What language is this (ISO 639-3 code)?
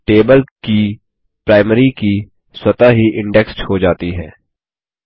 hin